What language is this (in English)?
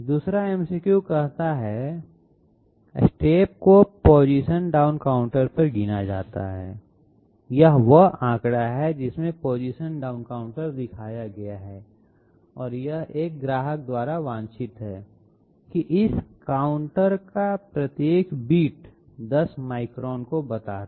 Hindi